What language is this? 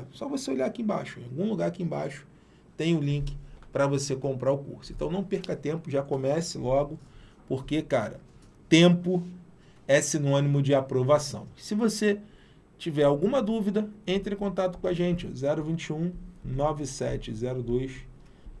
Portuguese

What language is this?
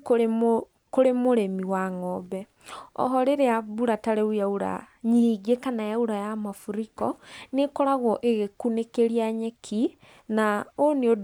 Kikuyu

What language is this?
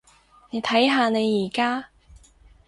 Cantonese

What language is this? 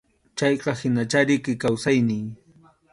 Arequipa-La Unión Quechua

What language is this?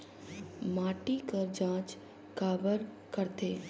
Chhattisgarhi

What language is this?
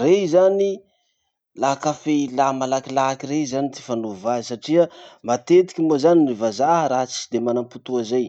Masikoro Malagasy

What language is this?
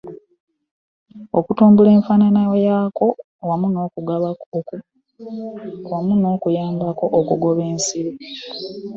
Ganda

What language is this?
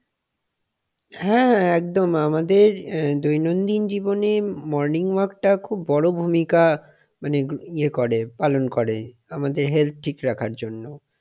Bangla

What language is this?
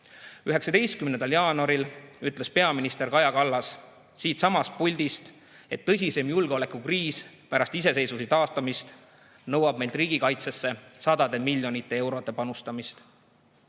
Estonian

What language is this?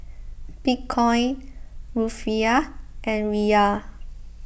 English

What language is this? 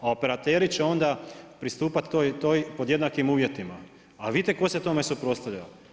Croatian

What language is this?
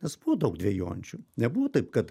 Lithuanian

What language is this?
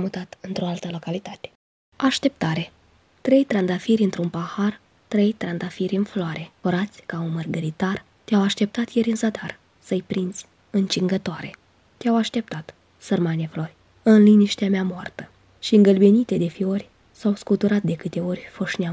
Romanian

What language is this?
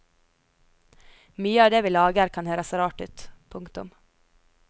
Norwegian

